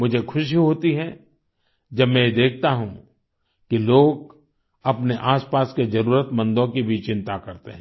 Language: Hindi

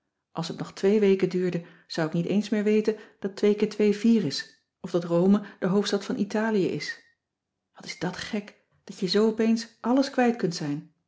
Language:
Dutch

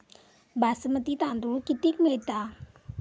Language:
Marathi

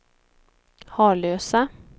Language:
Swedish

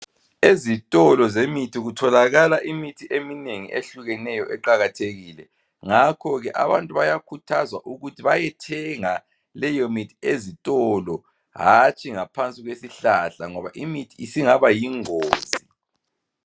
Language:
North Ndebele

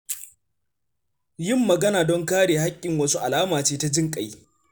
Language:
Hausa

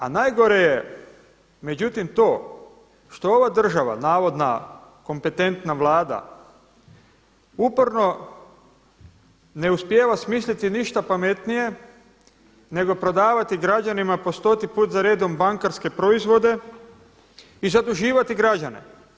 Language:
Croatian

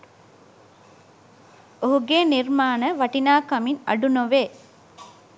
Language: Sinhala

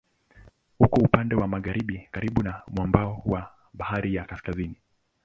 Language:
Swahili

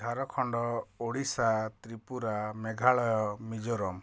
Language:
Odia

